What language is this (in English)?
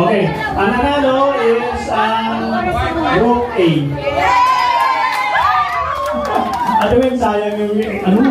Filipino